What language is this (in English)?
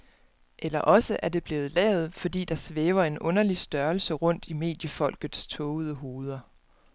Danish